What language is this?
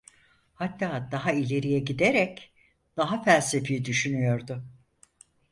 Turkish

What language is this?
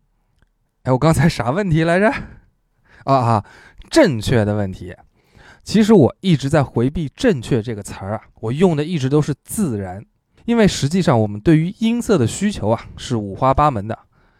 Chinese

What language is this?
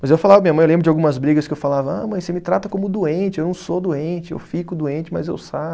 Portuguese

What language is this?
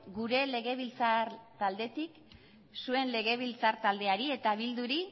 Basque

